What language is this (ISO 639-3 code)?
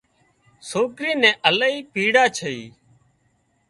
kxp